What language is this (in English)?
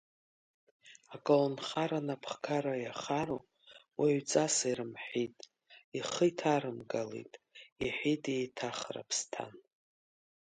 Abkhazian